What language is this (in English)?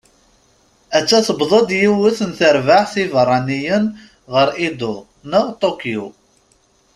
Kabyle